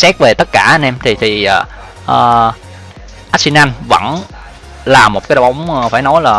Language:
Vietnamese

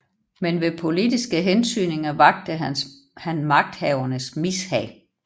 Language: Danish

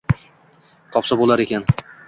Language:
Uzbek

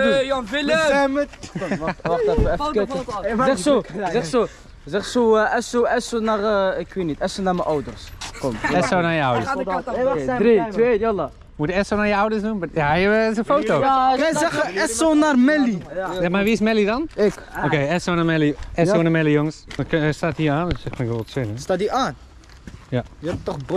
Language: Dutch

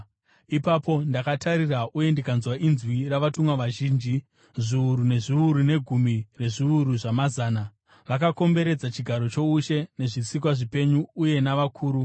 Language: Shona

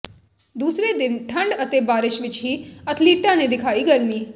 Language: Punjabi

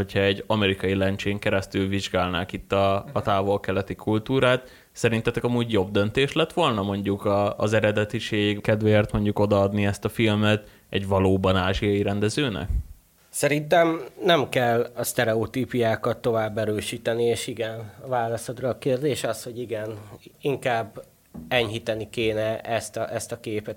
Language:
Hungarian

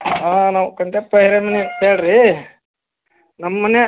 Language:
Kannada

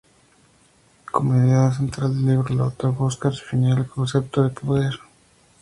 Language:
Spanish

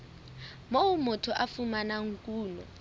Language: Southern Sotho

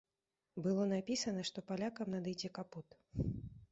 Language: Belarusian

